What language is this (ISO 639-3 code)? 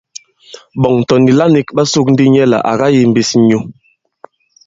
abb